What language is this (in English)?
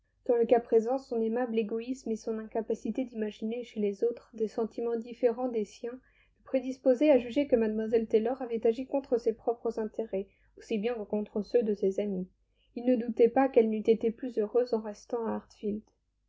French